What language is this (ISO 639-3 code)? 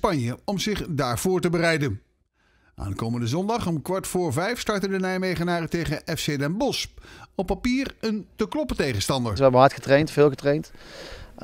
nld